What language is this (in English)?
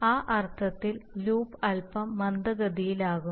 Malayalam